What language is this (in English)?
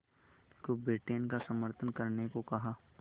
Hindi